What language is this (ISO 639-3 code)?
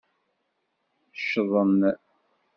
kab